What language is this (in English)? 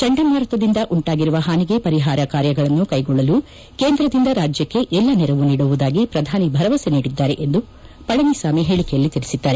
Kannada